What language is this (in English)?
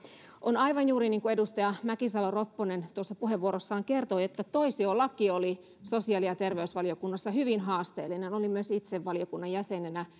Finnish